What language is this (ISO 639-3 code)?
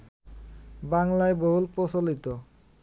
ben